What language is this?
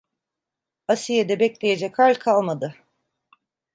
Turkish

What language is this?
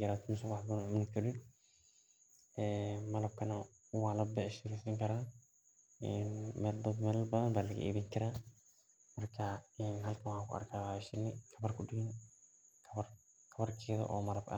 Somali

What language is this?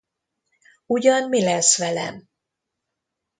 Hungarian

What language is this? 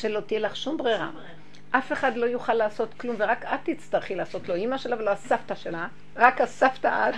Hebrew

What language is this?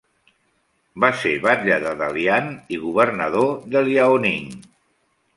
Catalan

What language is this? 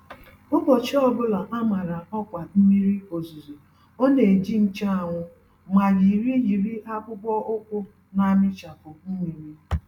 Igbo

